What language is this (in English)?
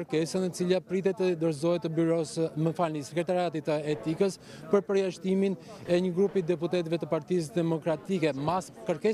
Romanian